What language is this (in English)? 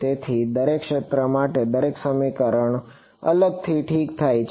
Gujarati